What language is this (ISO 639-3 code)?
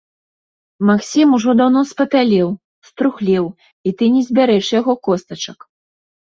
bel